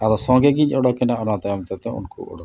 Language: Santali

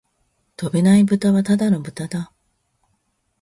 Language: Japanese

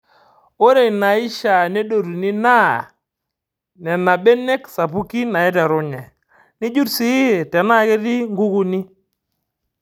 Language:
Masai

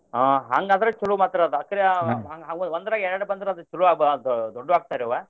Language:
Kannada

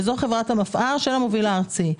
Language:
Hebrew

